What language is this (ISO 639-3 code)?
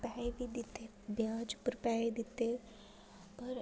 doi